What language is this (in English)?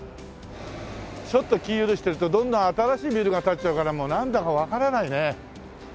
Japanese